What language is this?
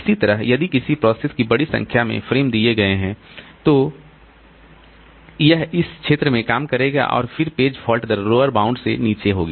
Hindi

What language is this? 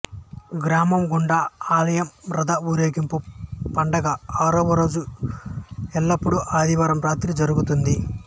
Telugu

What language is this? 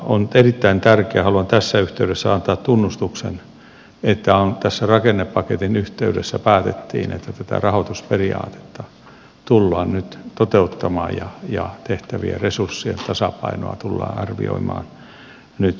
Finnish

